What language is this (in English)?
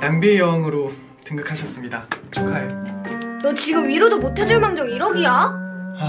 Korean